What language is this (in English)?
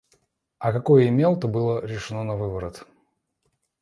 Russian